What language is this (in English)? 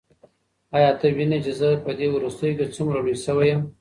Pashto